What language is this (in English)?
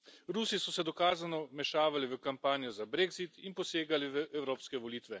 Slovenian